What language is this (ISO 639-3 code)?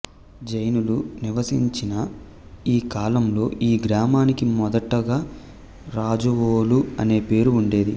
tel